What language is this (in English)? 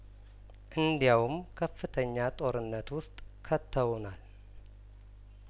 Amharic